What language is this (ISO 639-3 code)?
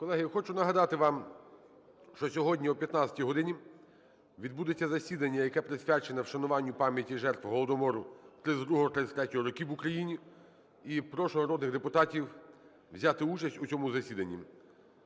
ukr